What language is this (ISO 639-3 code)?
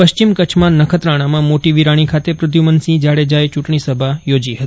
guj